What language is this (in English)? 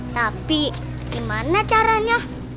Indonesian